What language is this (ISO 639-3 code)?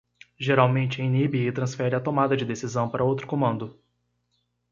por